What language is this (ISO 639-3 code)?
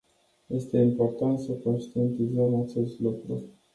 ron